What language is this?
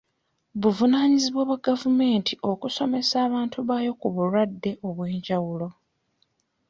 Ganda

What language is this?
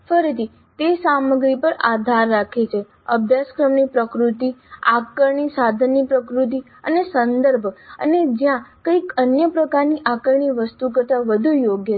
Gujarati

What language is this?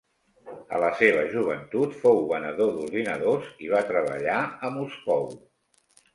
Catalan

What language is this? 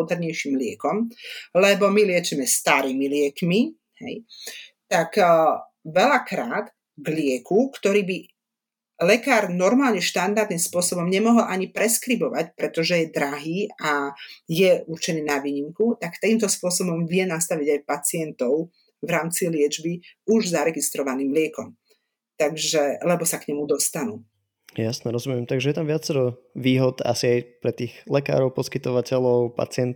Slovak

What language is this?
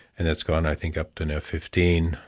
English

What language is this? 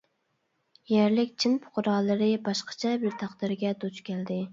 Uyghur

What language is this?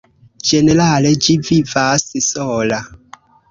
Esperanto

